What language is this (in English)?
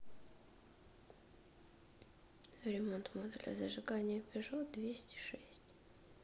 Russian